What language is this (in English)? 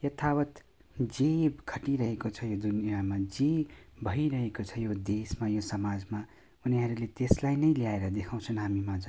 Nepali